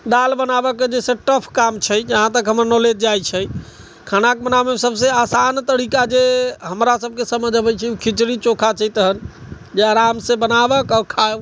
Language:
Maithili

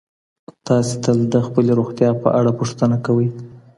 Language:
Pashto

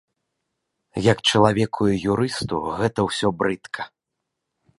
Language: Belarusian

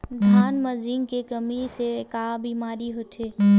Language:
Chhattisgarhi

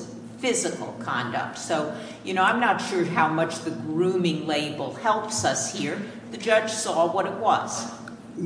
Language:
English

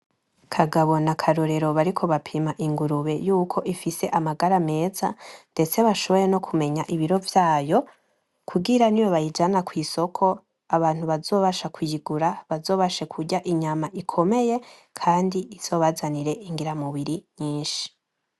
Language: Rundi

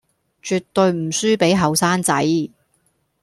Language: Cantonese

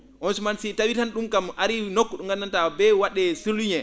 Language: Fula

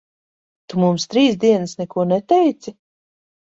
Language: Latvian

